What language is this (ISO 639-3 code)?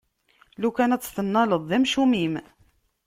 kab